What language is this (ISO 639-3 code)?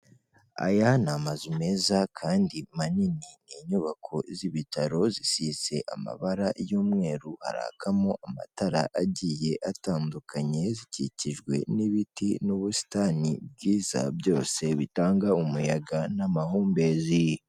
kin